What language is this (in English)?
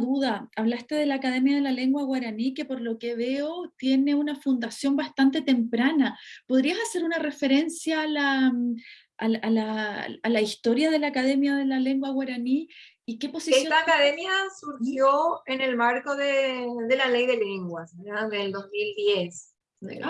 Spanish